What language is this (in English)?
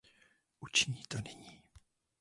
Czech